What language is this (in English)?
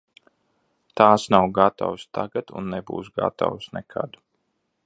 Latvian